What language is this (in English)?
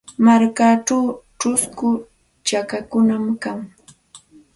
Santa Ana de Tusi Pasco Quechua